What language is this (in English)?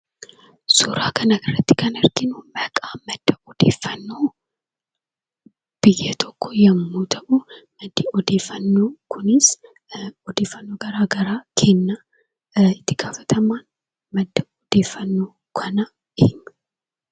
Oromo